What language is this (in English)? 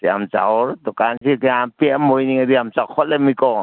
Manipuri